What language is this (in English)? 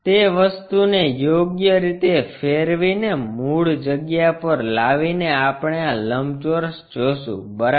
Gujarati